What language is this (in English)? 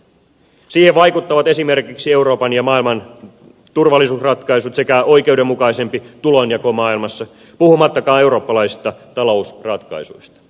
Finnish